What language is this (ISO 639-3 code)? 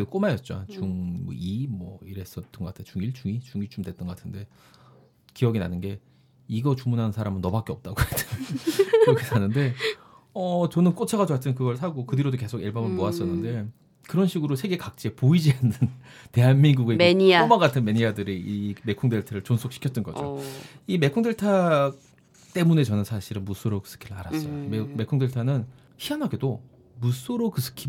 kor